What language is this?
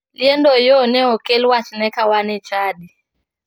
Luo (Kenya and Tanzania)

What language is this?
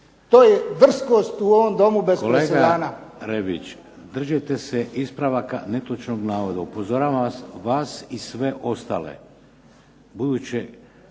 Croatian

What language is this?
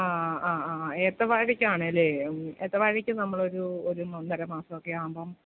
Malayalam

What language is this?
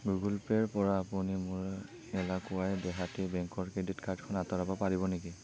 Assamese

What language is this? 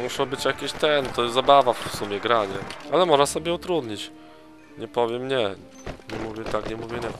Polish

